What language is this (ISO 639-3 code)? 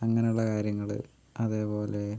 mal